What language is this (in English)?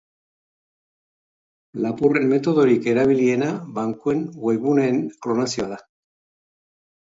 Basque